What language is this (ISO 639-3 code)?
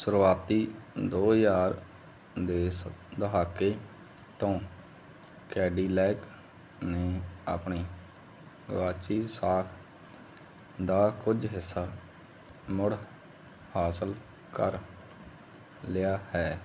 pan